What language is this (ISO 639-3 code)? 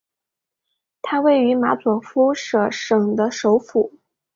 zho